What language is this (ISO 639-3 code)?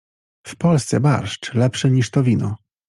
pol